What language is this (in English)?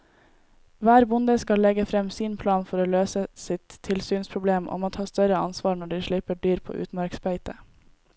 Norwegian